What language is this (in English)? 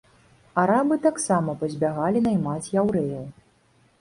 Belarusian